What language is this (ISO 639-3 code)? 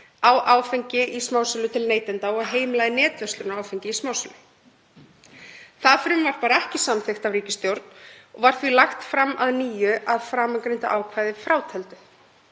isl